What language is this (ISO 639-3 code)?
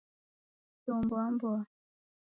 dav